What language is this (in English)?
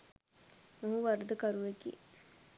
Sinhala